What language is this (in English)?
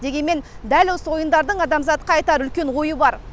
Kazakh